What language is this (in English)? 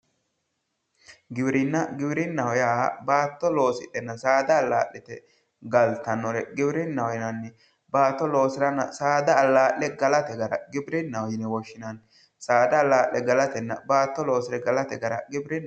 Sidamo